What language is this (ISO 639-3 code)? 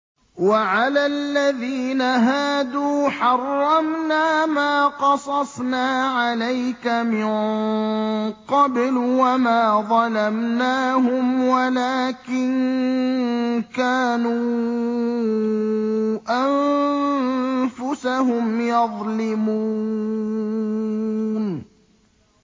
ara